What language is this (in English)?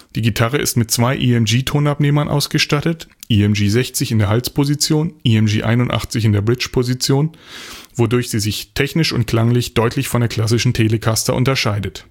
German